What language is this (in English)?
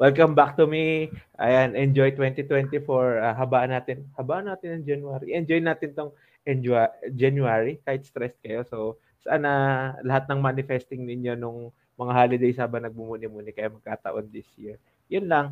Filipino